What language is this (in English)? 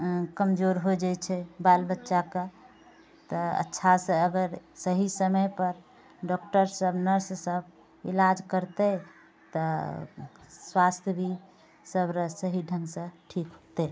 Maithili